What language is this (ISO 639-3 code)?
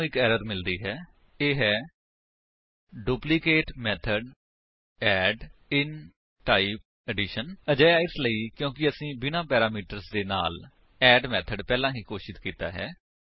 pan